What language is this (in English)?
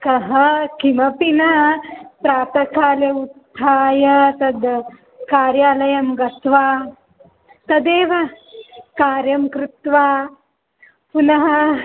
Sanskrit